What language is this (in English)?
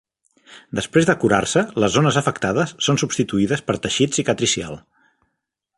Catalan